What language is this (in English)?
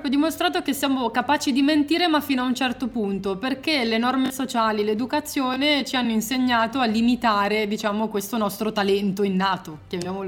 Italian